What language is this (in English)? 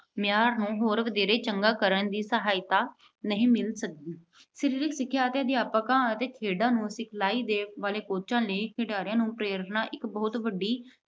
Punjabi